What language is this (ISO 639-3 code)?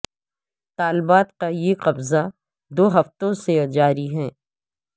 urd